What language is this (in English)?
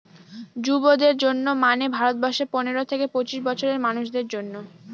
Bangla